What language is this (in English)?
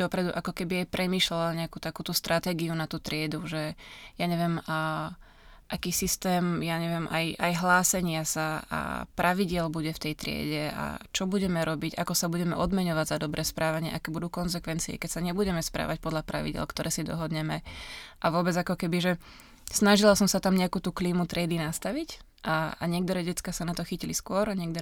Slovak